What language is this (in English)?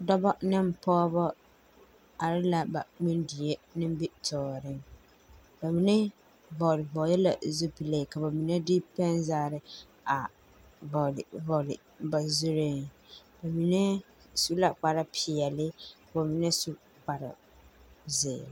Southern Dagaare